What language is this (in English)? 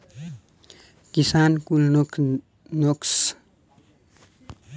Bhojpuri